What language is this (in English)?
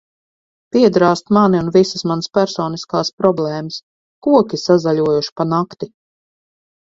Latvian